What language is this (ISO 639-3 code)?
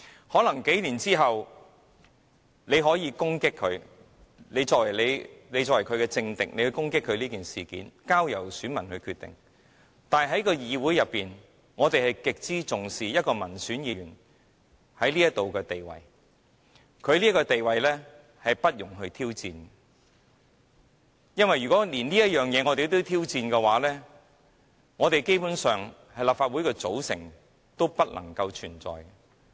yue